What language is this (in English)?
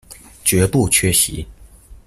Chinese